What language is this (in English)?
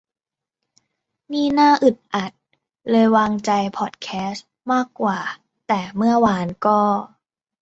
Thai